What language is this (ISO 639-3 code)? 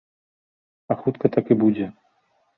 bel